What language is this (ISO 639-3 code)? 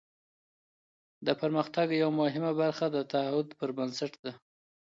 pus